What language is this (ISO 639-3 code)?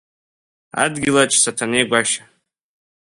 abk